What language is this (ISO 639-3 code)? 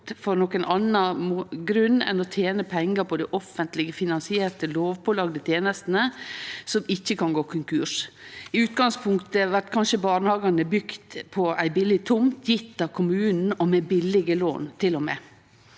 nor